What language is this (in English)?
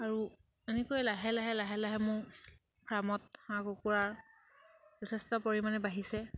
Assamese